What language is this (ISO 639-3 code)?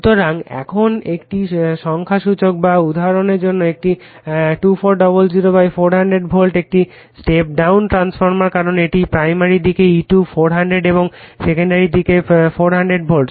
ben